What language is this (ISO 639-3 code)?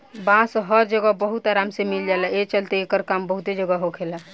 bho